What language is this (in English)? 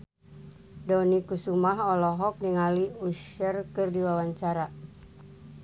Sundanese